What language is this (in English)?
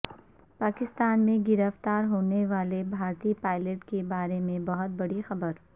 Urdu